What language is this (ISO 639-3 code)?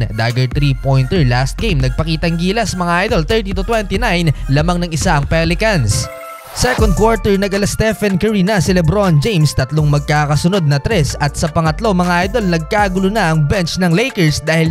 fil